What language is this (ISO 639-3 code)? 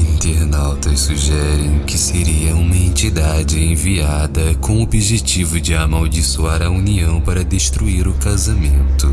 por